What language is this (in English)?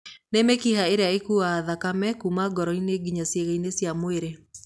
Kikuyu